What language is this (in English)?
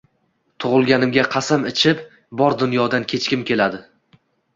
Uzbek